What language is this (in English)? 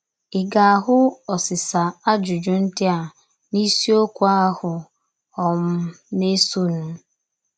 Igbo